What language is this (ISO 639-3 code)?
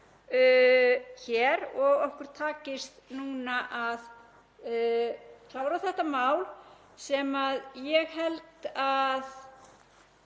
isl